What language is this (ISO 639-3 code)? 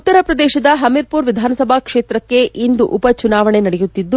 kan